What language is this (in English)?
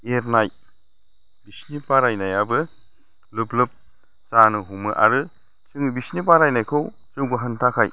Bodo